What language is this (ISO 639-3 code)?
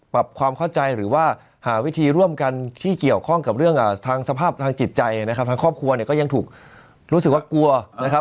tha